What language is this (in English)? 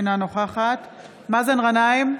Hebrew